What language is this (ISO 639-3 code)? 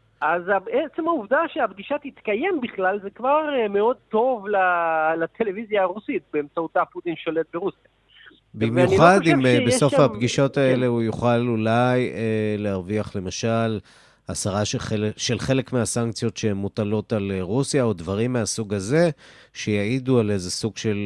heb